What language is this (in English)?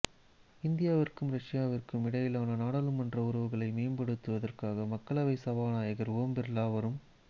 Tamil